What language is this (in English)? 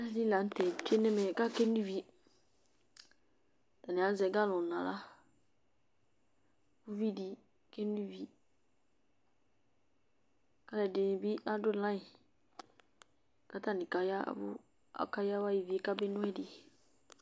Ikposo